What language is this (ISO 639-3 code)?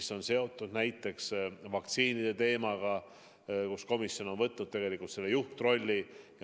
est